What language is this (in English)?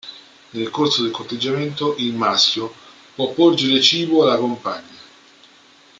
Italian